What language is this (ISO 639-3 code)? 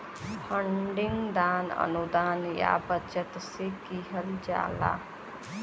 bho